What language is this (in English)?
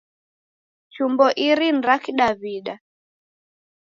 Taita